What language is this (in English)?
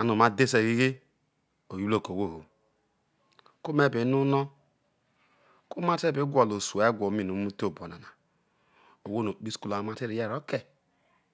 Isoko